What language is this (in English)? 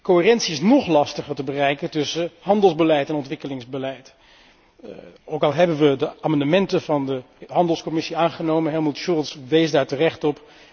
Dutch